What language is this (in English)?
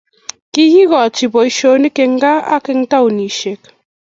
Kalenjin